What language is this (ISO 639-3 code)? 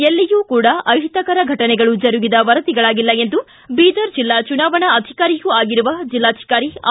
kan